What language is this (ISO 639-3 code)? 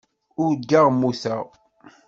kab